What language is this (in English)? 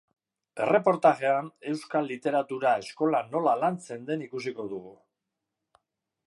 Basque